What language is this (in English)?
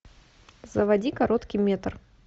Russian